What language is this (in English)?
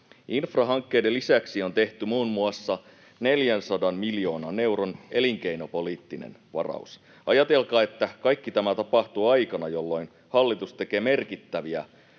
Finnish